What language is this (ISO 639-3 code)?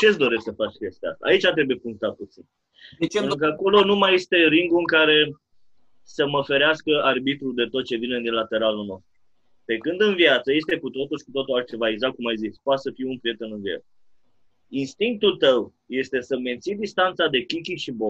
ron